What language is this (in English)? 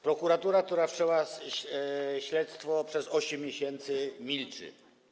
Polish